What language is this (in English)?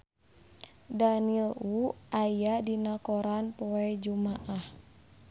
Sundanese